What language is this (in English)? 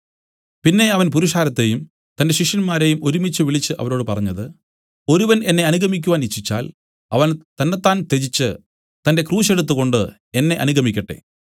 Malayalam